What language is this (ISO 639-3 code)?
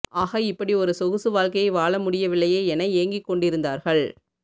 tam